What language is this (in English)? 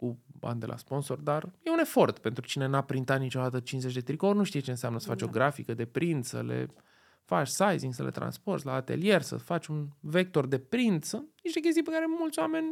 Romanian